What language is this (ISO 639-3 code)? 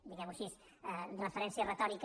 cat